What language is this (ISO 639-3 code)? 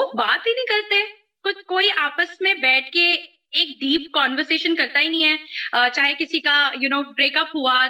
urd